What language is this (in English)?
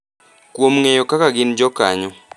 Luo (Kenya and Tanzania)